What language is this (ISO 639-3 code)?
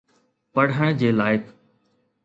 snd